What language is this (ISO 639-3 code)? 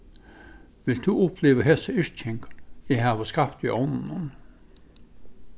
fao